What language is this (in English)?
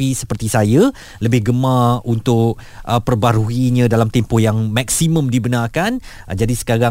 Malay